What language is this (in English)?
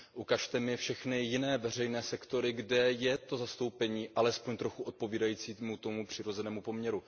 Czech